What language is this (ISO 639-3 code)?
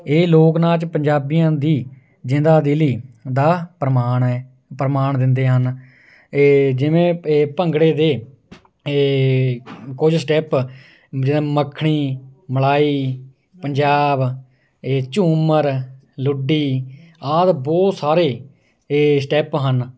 pan